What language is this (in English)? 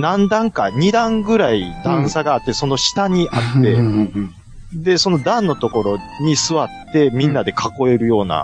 Japanese